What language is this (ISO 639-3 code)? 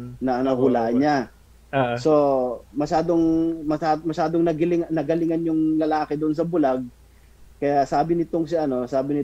fil